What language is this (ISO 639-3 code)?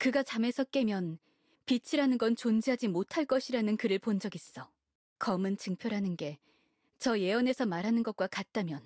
kor